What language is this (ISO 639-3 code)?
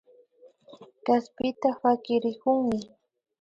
qvi